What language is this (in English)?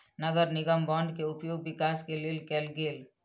Maithili